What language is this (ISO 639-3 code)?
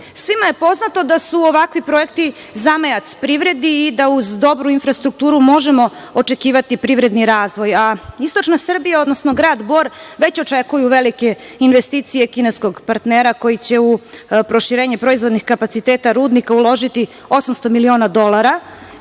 srp